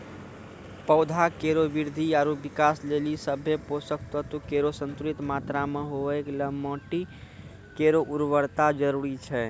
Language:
Maithili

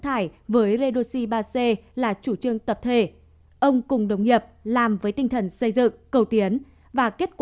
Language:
Vietnamese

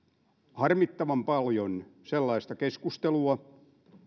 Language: Finnish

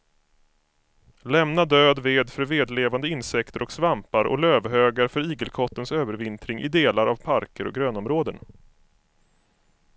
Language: Swedish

